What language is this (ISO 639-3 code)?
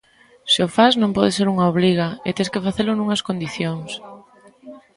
glg